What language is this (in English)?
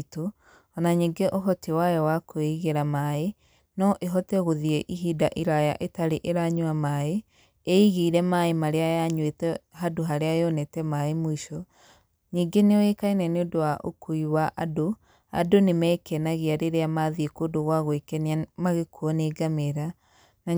Kikuyu